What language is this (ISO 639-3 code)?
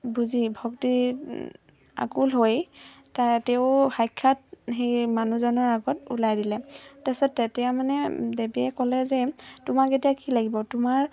asm